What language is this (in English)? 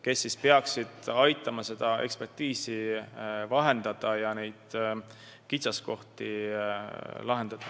Estonian